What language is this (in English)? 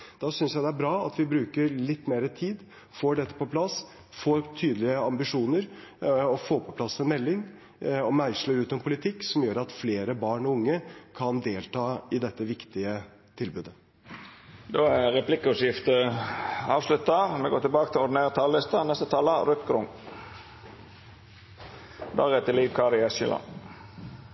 Norwegian